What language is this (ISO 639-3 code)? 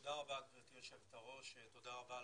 heb